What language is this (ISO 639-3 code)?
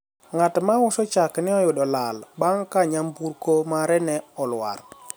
luo